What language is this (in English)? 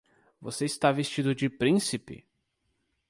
Portuguese